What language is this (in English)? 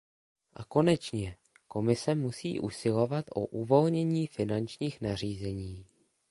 Czech